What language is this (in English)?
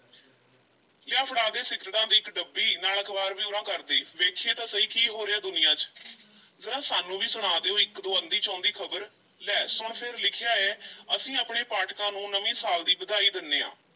Punjabi